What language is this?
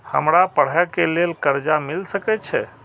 Maithili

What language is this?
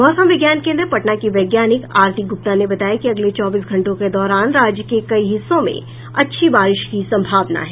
Hindi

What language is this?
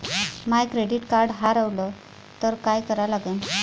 Marathi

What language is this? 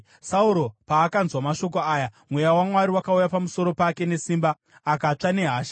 Shona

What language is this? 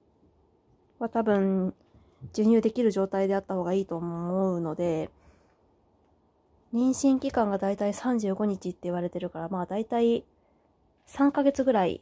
Japanese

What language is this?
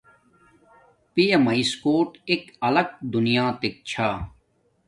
Domaaki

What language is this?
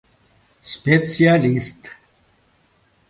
Mari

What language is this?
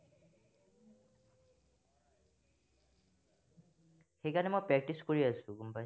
Assamese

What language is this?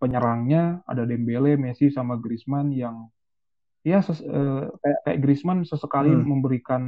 Indonesian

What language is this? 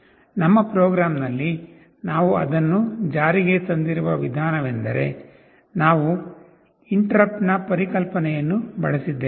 Kannada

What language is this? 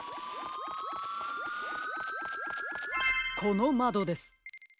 Japanese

